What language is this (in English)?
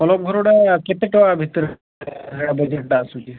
Odia